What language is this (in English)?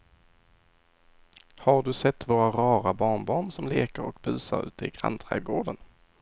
Swedish